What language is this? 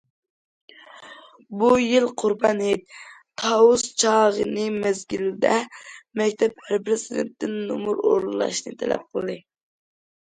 Uyghur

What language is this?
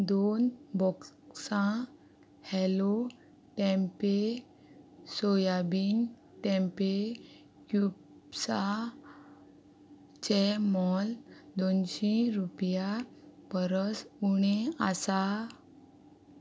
Konkani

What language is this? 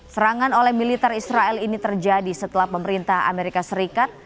Indonesian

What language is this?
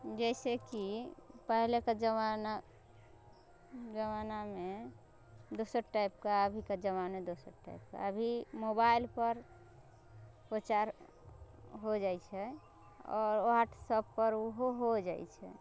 Maithili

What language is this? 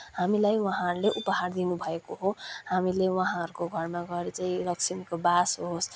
Nepali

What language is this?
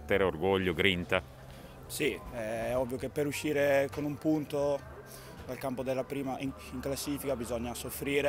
Italian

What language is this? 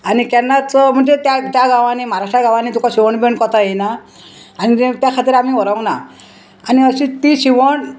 Konkani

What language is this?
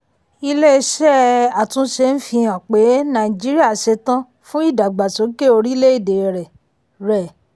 Yoruba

